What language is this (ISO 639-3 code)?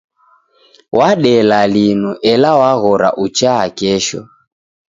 dav